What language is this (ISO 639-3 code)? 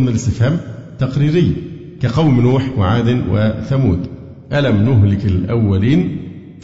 ara